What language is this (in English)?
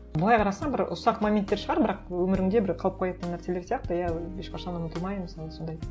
Kazakh